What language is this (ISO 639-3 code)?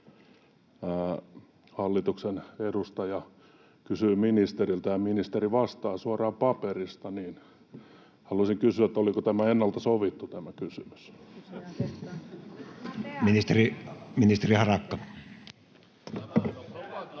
fin